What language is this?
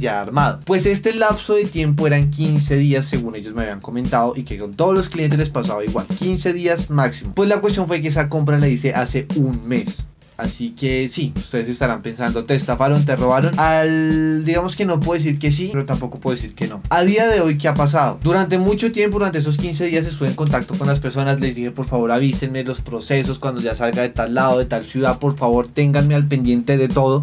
Spanish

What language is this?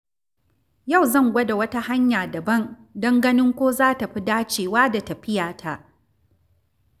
Hausa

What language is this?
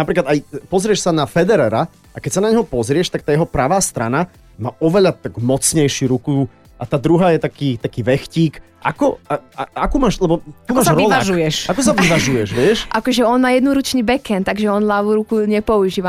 Slovak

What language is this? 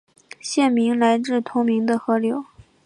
Chinese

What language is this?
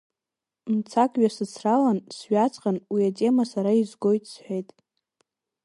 Abkhazian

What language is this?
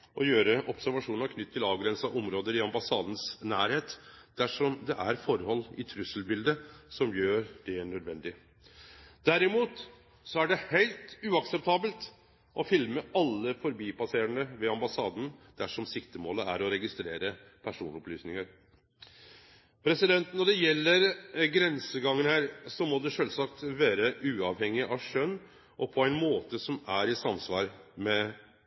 Norwegian Nynorsk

